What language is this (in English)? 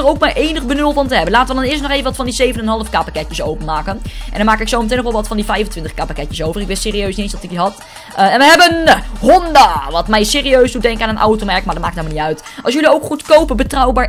Dutch